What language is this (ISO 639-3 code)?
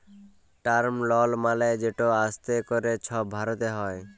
ben